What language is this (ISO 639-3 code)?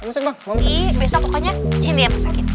ind